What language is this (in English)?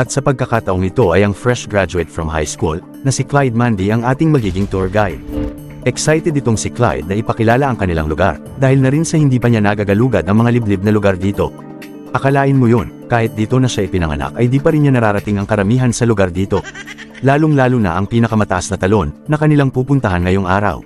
Filipino